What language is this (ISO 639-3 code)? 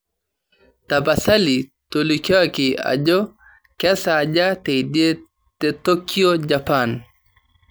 mas